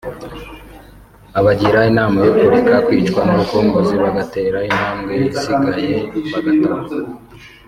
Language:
Kinyarwanda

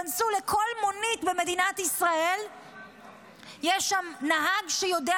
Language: Hebrew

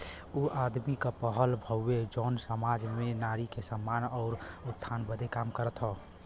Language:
Bhojpuri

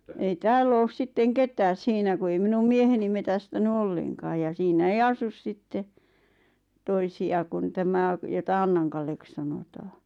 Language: Finnish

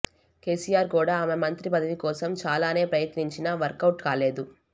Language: Telugu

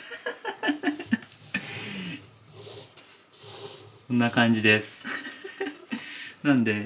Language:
Japanese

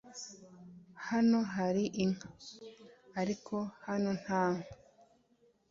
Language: Kinyarwanda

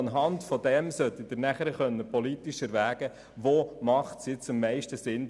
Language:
Swiss German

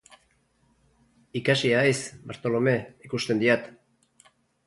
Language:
Basque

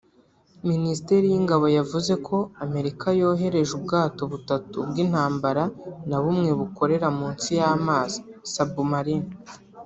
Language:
Kinyarwanda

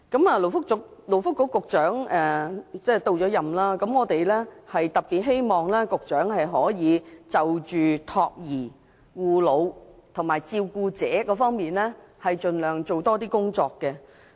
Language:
Cantonese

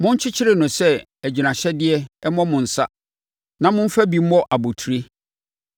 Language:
Akan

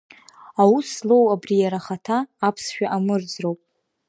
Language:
Abkhazian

